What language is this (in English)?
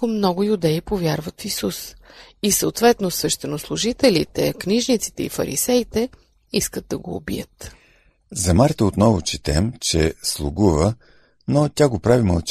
Bulgarian